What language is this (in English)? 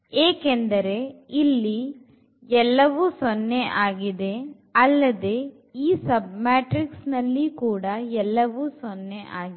Kannada